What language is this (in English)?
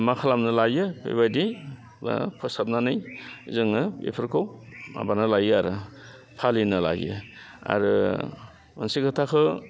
Bodo